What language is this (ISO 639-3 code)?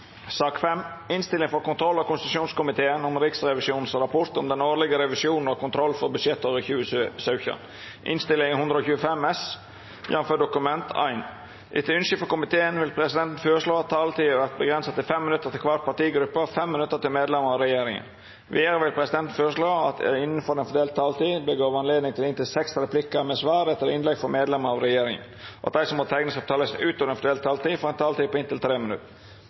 nno